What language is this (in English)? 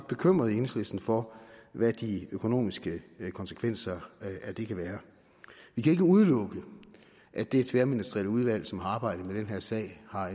Danish